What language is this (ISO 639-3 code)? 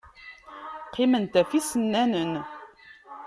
kab